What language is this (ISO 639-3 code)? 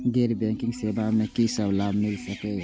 mai